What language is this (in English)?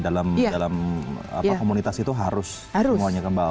Indonesian